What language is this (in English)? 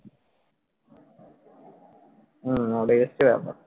Bangla